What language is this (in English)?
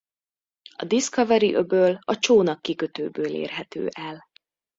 Hungarian